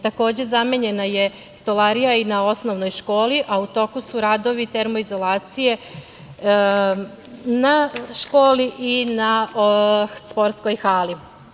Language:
Serbian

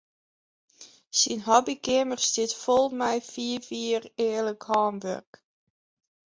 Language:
Western Frisian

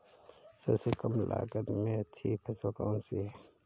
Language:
Hindi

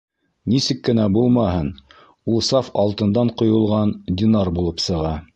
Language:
Bashkir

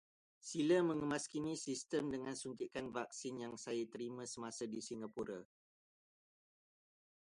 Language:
Malay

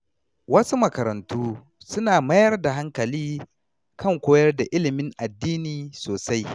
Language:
Hausa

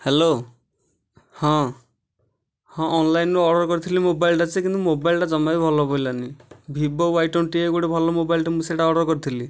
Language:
Odia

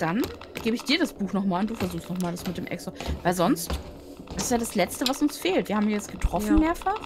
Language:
German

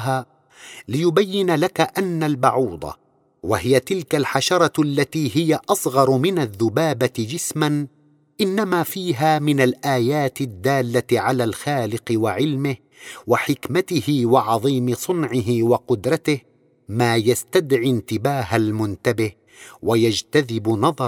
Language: Arabic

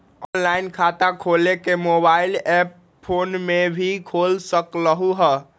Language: Magahi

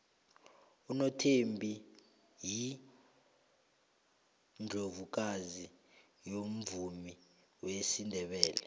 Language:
South Ndebele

